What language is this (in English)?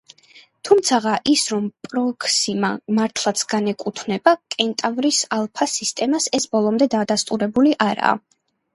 Georgian